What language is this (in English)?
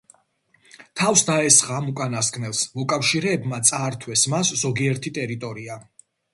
Georgian